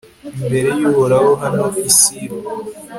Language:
Kinyarwanda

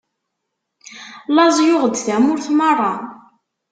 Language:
Kabyle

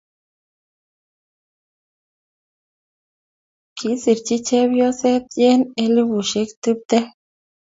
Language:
Kalenjin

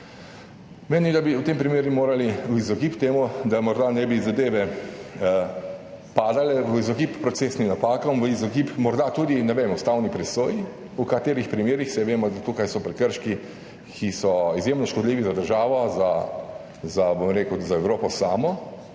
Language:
Slovenian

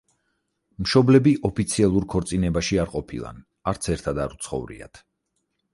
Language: Georgian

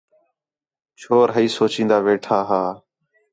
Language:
Khetrani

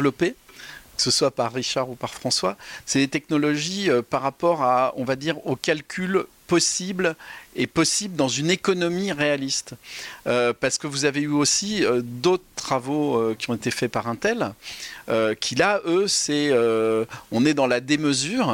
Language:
French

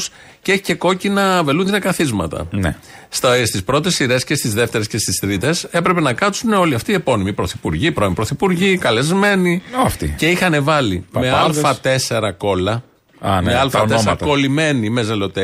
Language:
Greek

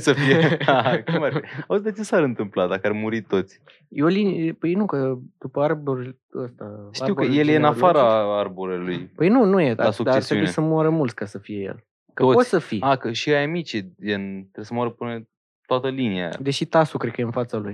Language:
Romanian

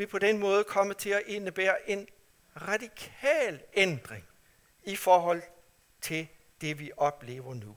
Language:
Danish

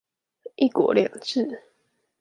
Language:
Chinese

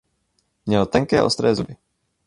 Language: Czech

